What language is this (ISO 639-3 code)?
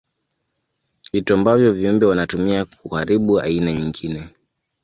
swa